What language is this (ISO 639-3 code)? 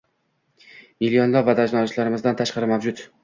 uzb